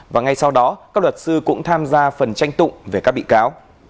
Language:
Vietnamese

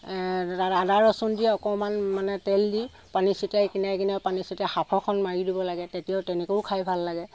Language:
Assamese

